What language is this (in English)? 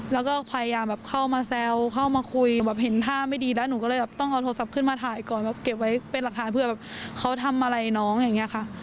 Thai